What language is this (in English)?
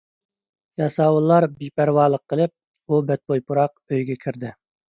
Uyghur